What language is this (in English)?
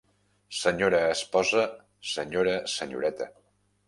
Catalan